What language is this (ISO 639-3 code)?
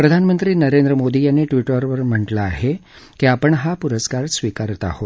mar